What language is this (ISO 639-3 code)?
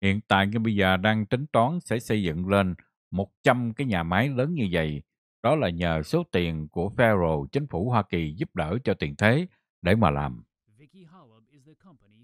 vie